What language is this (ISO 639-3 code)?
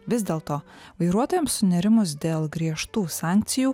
lit